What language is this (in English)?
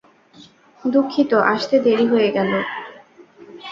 Bangla